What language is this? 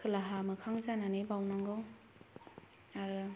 Bodo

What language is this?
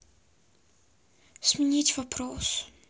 Russian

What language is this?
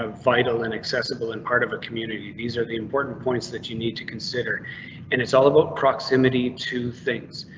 English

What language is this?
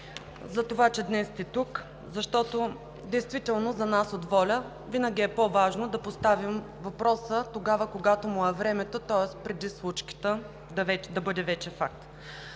Bulgarian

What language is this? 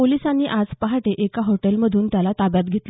Marathi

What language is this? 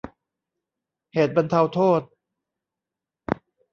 Thai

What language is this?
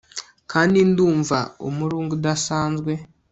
Kinyarwanda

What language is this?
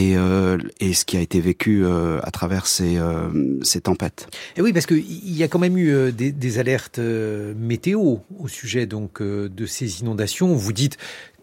French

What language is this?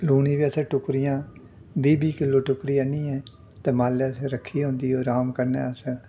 Dogri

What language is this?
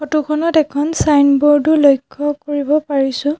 Assamese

